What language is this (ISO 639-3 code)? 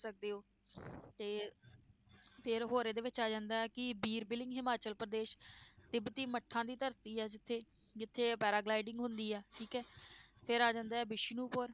pan